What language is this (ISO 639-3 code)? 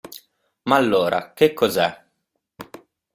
ita